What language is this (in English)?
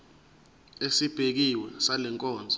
Zulu